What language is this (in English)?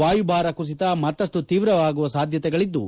Kannada